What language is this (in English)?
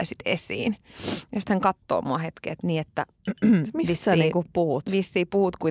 Finnish